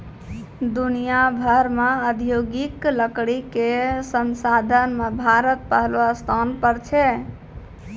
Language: Maithili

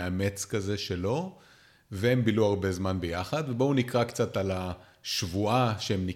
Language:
Hebrew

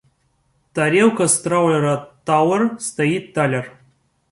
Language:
Russian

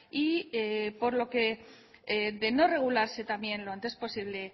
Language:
Spanish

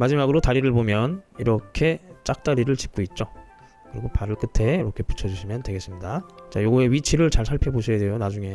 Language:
Korean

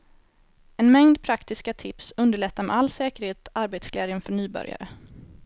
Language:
Swedish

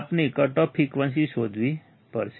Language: Gujarati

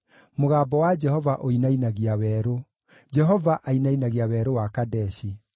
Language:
Kikuyu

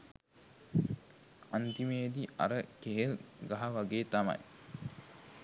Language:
Sinhala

